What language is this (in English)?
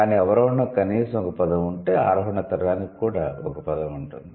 Telugu